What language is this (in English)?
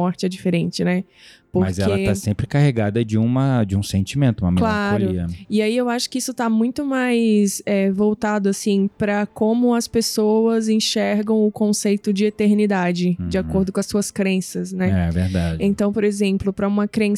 Portuguese